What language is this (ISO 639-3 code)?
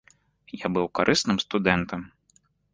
bel